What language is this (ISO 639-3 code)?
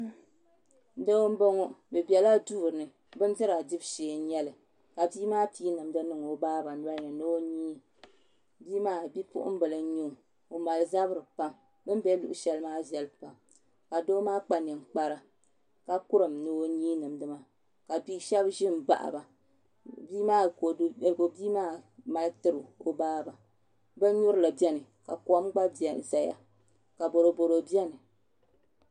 dag